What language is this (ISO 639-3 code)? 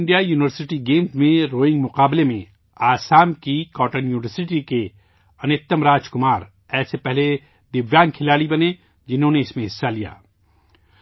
urd